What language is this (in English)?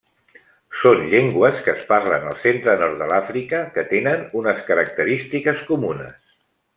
Catalan